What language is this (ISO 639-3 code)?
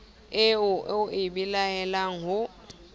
sot